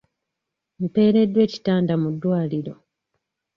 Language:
Ganda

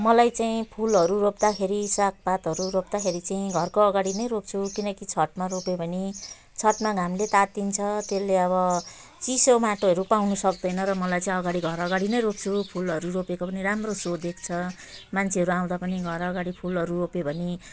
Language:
Nepali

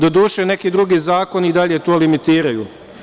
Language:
Serbian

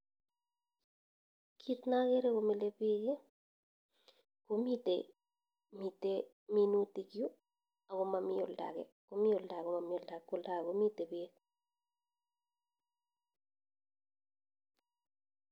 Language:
Kalenjin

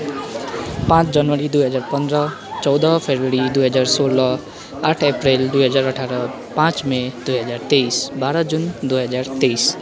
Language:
Nepali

